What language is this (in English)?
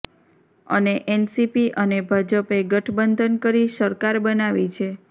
Gujarati